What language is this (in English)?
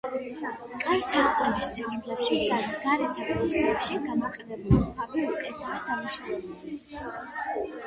Georgian